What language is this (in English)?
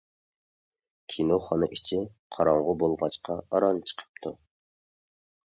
Uyghur